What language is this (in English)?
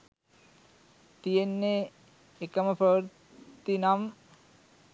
Sinhala